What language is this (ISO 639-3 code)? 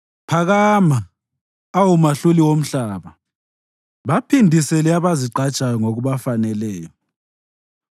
nde